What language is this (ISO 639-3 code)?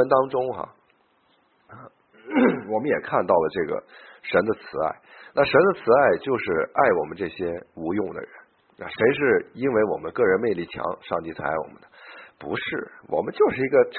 zho